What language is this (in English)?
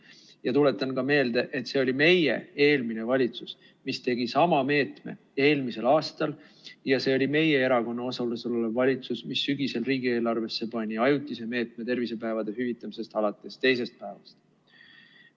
Estonian